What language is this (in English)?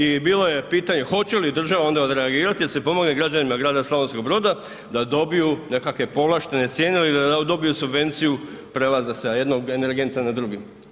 Croatian